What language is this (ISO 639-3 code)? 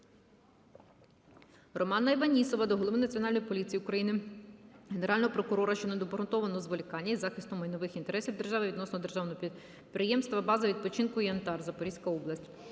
ukr